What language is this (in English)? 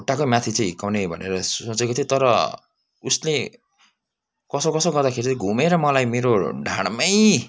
Nepali